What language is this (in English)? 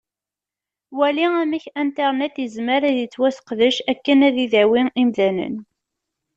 Kabyle